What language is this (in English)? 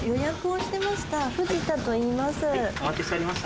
Japanese